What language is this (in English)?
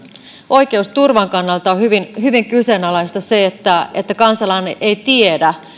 Finnish